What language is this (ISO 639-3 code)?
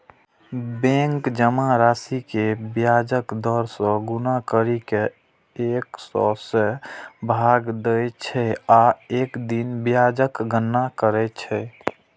mai